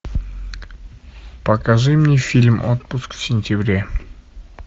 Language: Russian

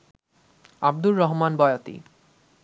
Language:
Bangla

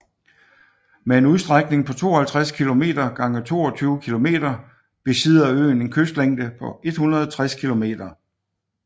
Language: Danish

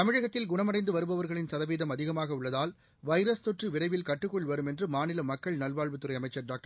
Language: Tamil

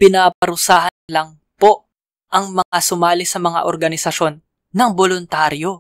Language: Filipino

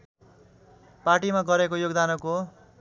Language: Nepali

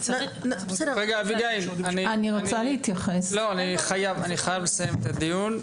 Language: Hebrew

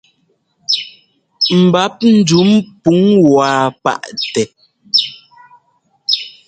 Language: Ngomba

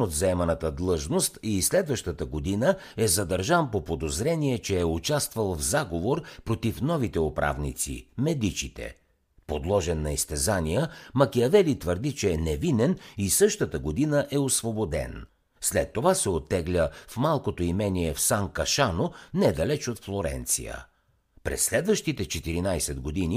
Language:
Bulgarian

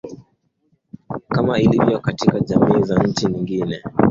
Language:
Swahili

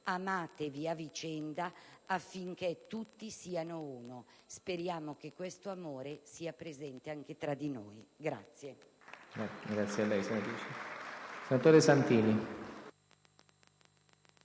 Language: Italian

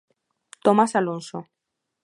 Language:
Galician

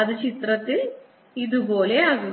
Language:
Malayalam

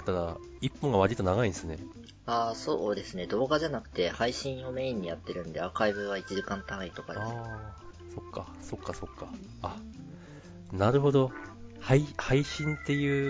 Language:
Japanese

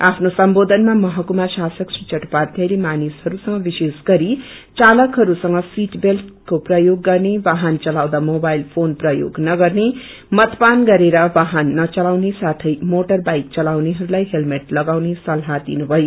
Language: Nepali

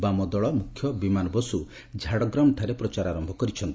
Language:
Odia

